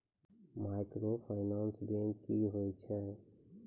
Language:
Maithili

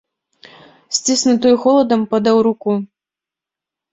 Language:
Belarusian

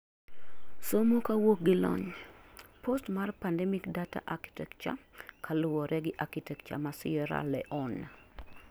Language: Luo (Kenya and Tanzania)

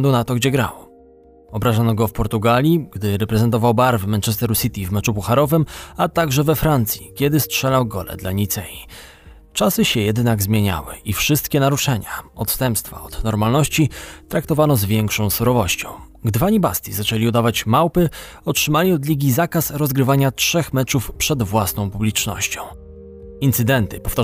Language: Polish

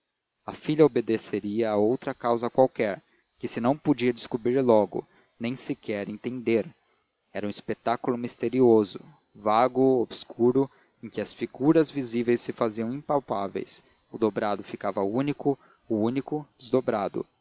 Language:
Portuguese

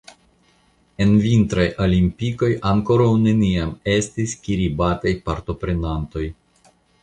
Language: Esperanto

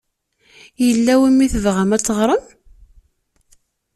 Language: Kabyle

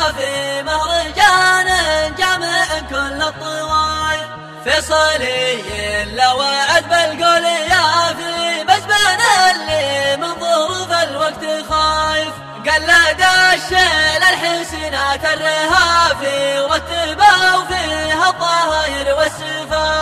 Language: Arabic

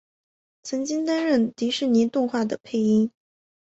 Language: Chinese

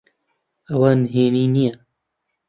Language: Central Kurdish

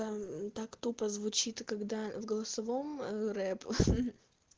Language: Russian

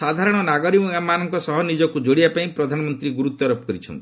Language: Odia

